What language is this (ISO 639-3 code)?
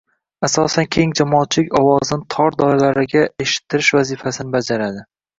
uzb